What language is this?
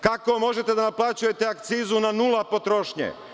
Serbian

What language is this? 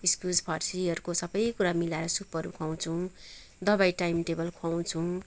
Nepali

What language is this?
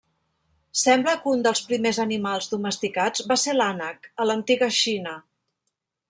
Catalan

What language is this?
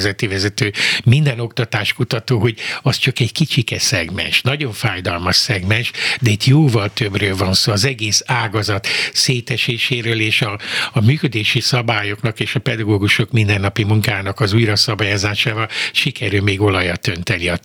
Hungarian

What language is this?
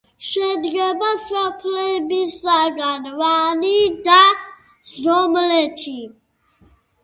Georgian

